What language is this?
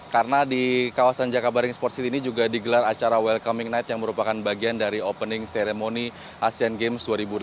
Indonesian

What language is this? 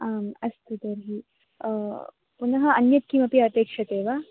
Sanskrit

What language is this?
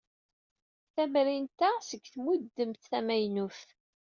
Kabyle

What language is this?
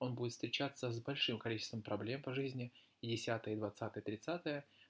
Russian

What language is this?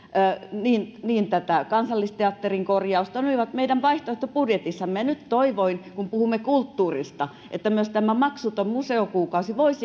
Finnish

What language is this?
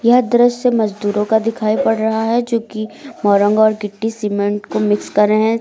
Hindi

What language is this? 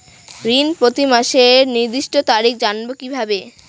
Bangla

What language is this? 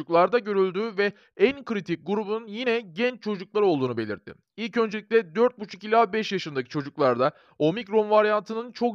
Turkish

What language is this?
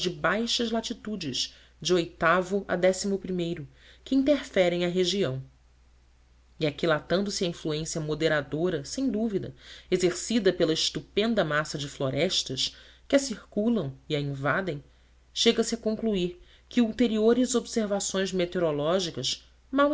Portuguese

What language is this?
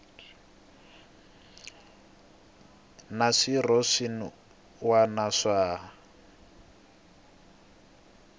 Tsonga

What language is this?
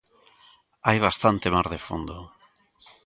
Galician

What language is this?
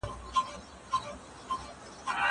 Pashto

